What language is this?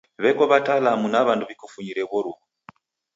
Taita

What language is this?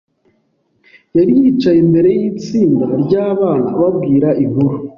Kinyarwanda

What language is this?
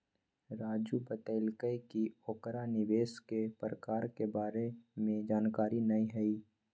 Magahi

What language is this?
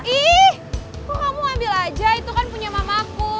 Indonesian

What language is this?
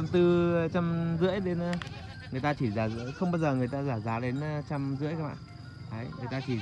Vietnamese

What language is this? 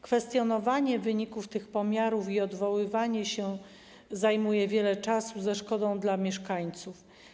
Polish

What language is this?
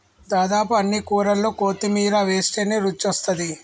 Telugu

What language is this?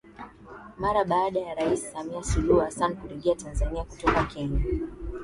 Swahili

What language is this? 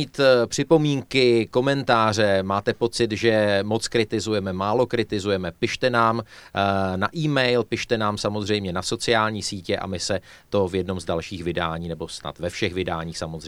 Czech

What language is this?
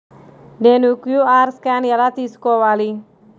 Telugu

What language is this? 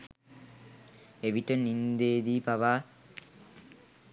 Sinhala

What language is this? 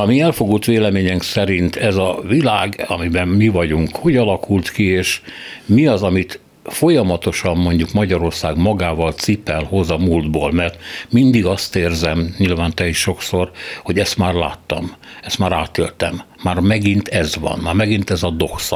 Hungarian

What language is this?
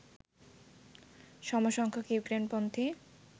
Bangla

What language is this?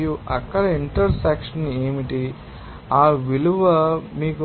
Telugu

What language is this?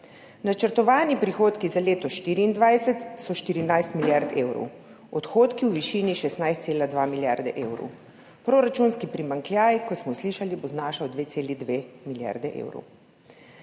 Slovenian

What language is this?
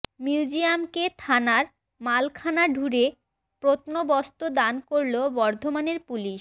Bangla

